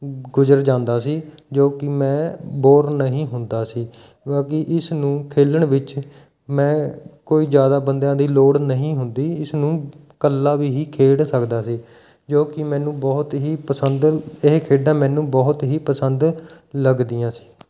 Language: Punjabi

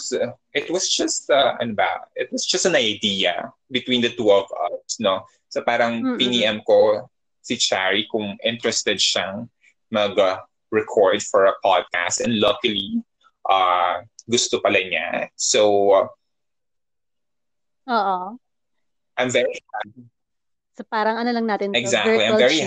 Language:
Filipino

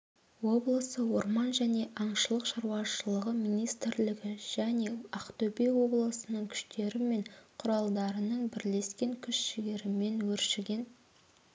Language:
Kazakh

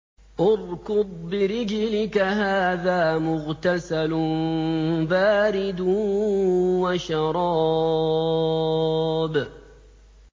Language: Arabic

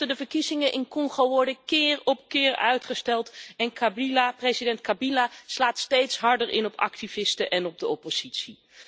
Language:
Dutch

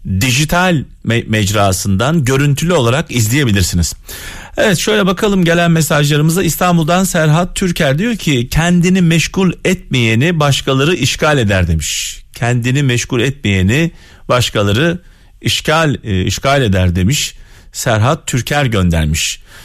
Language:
Turkish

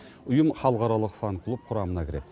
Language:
Kazakh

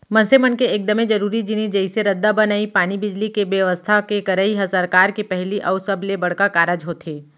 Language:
Chhattisgarhi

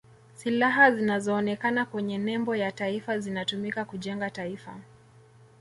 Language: Swahili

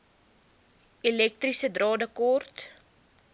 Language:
Afrikaans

